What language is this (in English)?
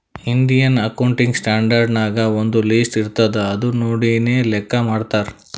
Kannada